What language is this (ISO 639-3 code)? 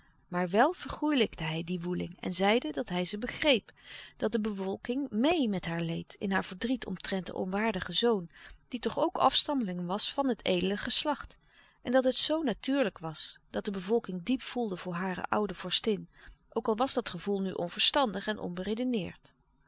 nld